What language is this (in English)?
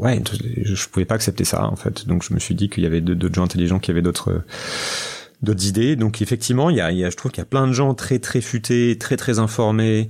French